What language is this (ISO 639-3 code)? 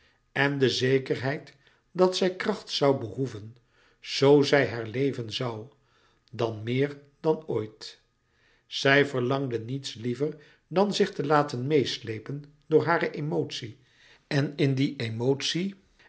nld